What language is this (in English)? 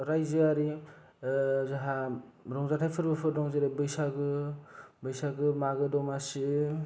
Bodo